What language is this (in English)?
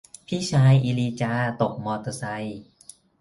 Thai